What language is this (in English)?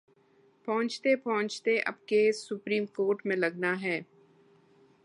Urdu